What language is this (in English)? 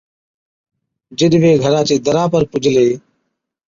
Od